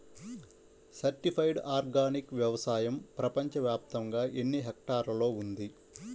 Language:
Telugu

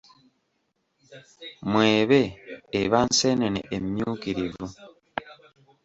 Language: Ganda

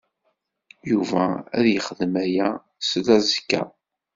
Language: Kabyle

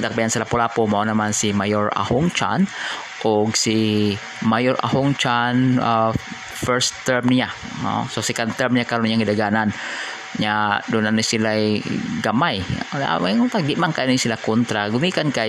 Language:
Filipino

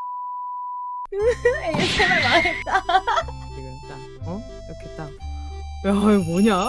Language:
Korean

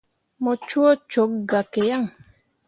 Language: Mundang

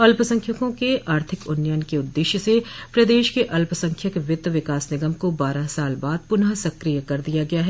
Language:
Hindi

